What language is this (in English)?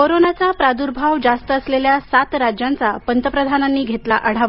Marathi